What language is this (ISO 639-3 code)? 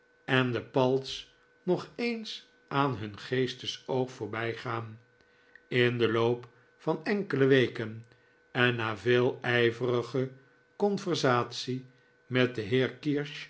nld